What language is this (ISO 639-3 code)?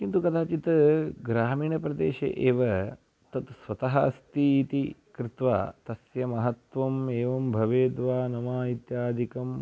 san